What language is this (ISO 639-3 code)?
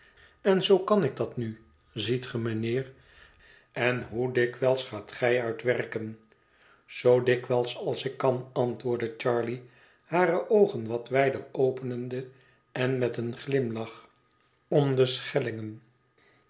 nld